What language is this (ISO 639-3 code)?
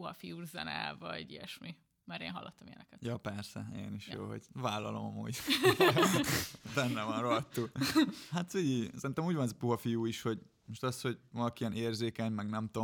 hun